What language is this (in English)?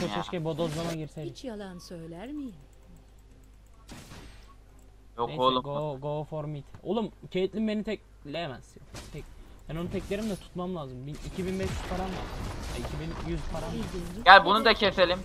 Turkish